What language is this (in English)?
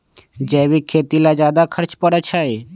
Magahi